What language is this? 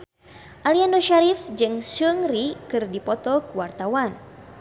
Sundanese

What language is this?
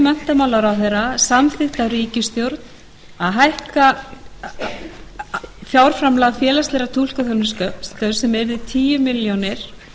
Icelandic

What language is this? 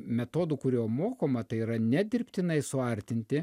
Lithuanian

